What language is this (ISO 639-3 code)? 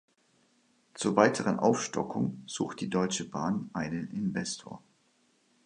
deu